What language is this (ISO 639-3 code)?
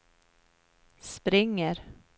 swe